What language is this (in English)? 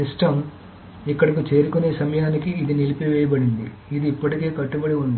Telugu